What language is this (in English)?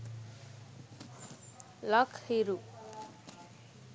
Sinhala